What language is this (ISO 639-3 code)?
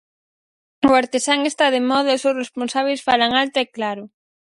glg